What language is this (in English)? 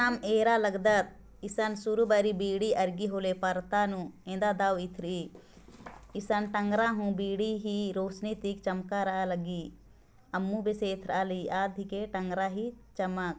Sadri